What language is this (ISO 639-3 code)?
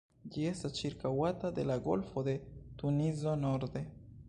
epo